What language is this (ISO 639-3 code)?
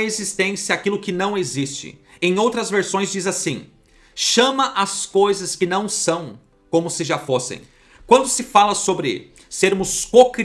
por